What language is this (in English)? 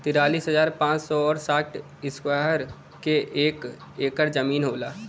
Bhojpuri